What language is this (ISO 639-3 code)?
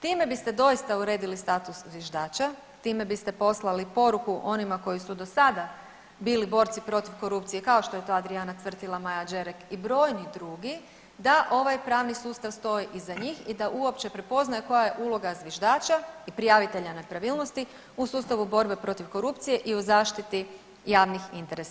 hrv